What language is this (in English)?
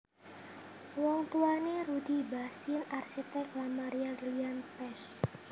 Javanese